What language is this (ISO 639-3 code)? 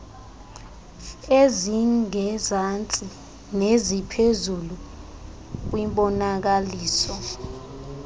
xho